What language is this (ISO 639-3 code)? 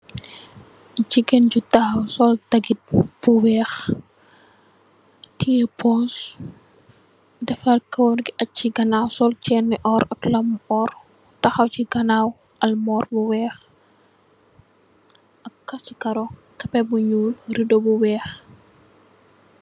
wol